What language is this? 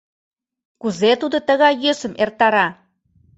Mari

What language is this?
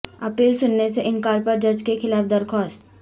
Urdu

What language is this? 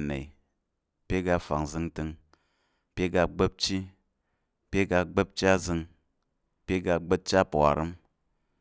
Tarok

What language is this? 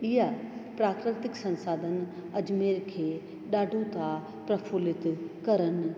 Sindhi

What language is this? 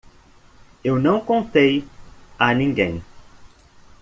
Portuguese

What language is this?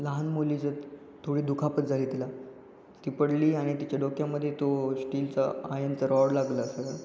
Marathi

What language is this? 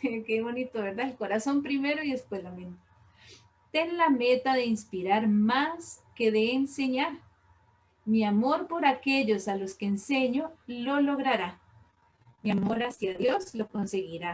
Spanish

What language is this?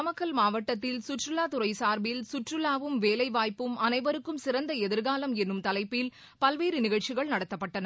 Tamil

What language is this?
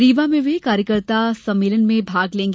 Hindi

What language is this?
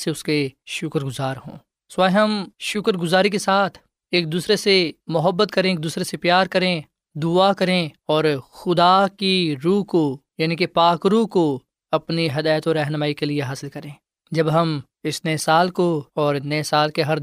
Urdu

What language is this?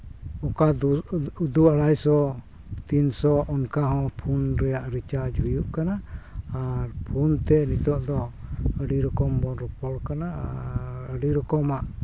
Santali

